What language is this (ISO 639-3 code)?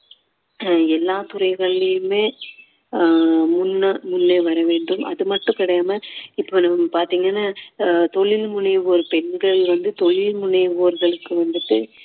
tam